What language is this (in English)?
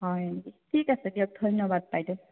Assamese